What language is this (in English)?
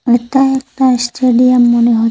Bangla